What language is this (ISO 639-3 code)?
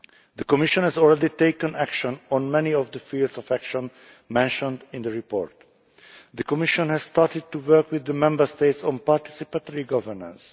eng